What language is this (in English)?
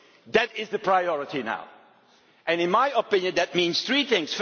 English